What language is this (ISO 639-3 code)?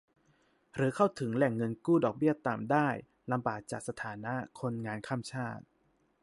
tha